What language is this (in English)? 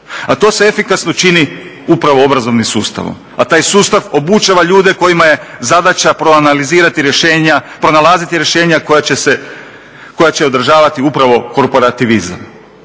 Croatian